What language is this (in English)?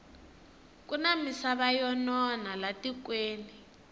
Tsonga